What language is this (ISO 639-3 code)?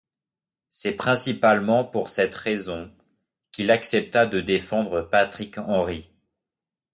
fra